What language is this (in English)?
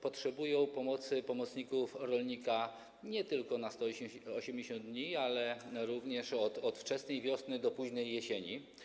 Polish